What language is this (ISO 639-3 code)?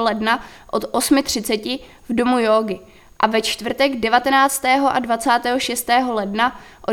ces